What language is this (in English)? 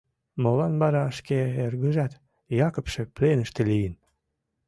Mari